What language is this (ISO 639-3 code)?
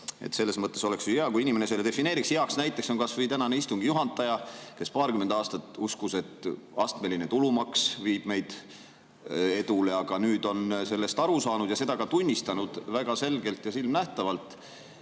est